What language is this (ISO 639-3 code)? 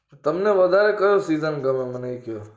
guj